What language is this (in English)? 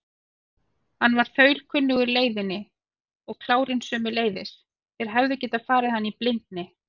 Icelandic